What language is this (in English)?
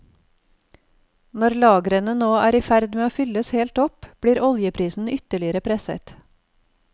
Norwegian